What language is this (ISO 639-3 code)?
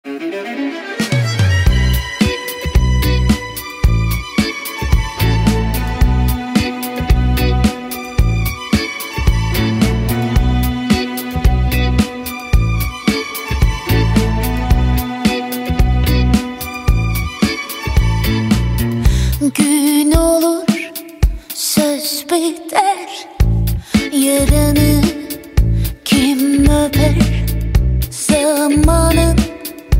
tur